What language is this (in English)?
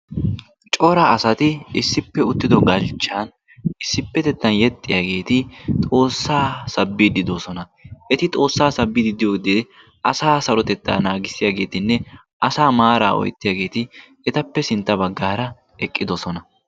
Wolaytta